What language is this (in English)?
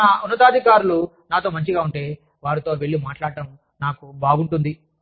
Telugu